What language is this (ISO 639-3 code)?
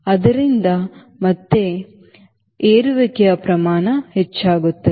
kan